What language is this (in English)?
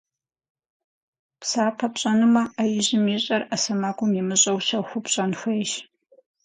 Kabardian